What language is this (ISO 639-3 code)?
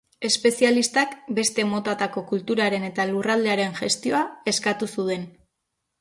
eus